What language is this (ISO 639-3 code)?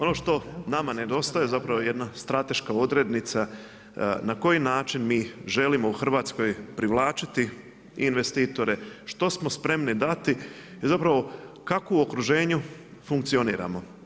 hrv